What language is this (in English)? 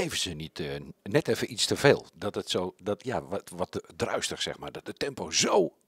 Dutch